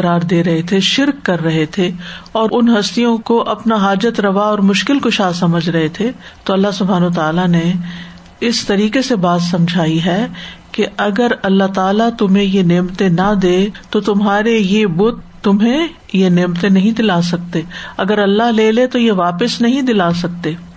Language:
Urdu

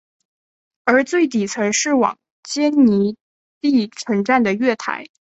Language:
Chinese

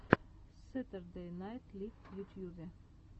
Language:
Russian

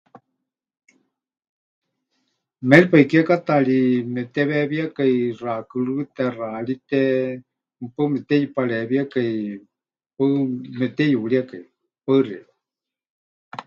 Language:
Huichol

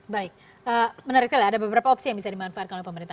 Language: Indonesian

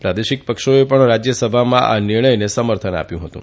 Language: Gujarati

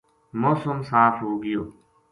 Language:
Gujari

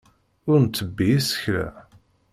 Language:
Kabyle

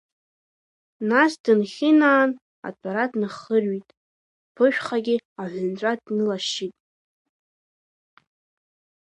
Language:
Abkhazian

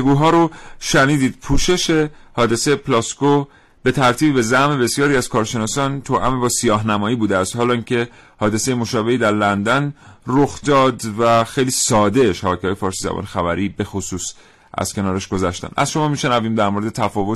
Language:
Persian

